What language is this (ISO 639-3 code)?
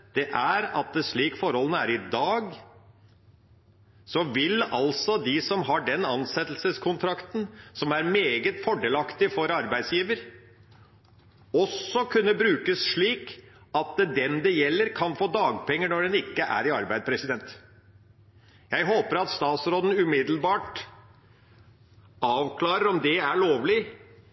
nob